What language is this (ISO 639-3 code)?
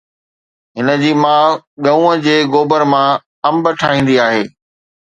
snd